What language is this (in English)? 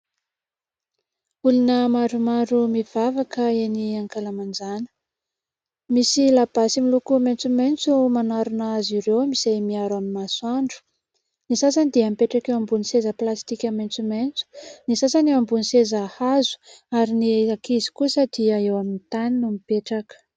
Malagasy